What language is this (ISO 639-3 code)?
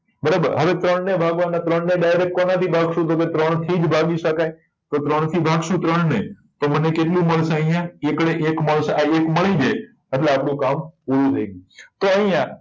guj